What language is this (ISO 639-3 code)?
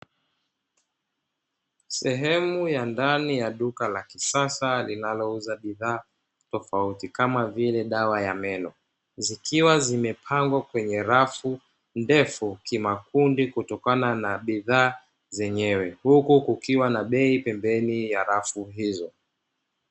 swa